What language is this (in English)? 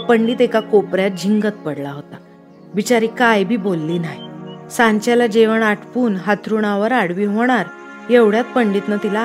Marathi